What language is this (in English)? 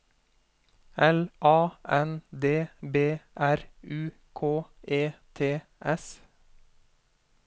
Norwegian